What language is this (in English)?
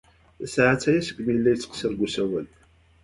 Kabyle